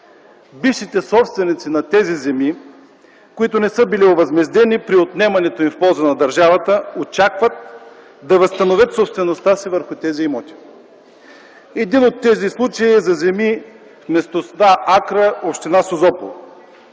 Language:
Bulgarian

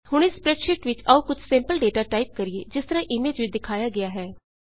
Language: Punjabi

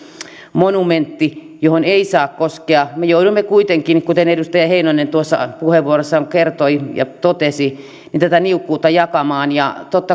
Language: Finnish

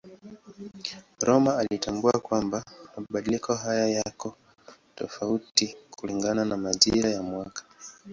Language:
Swahili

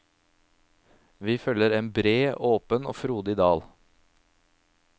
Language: Norwegian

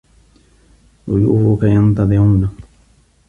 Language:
Arabic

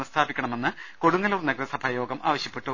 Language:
Malayalam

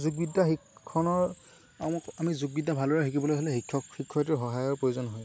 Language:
Assamese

